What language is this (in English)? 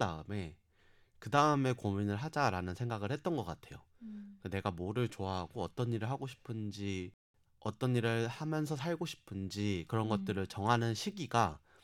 Korean